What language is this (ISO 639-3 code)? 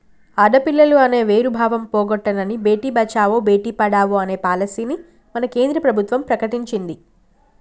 tel